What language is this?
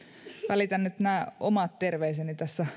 Finnish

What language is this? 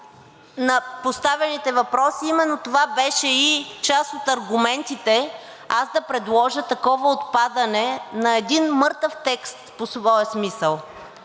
Bulgarian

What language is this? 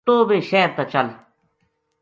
Gujari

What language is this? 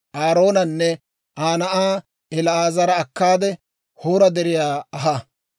Dawro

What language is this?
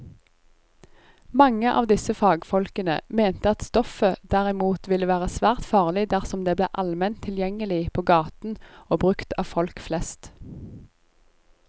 Norwegian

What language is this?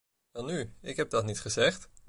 Dutch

